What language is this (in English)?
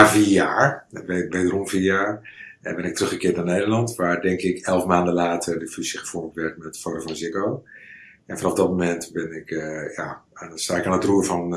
Dutch